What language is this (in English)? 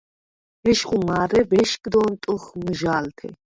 Svan